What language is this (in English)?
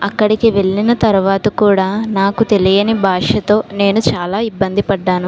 Telugu